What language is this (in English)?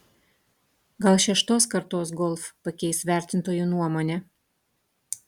Lithuanian